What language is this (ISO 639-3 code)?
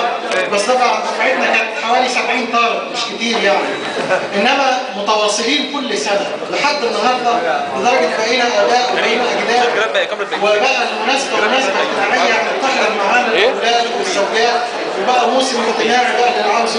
ara